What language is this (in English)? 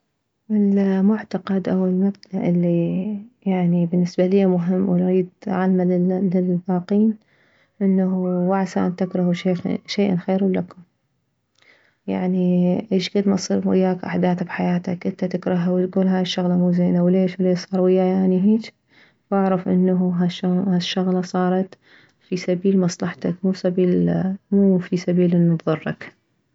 Mesopotamian Arabic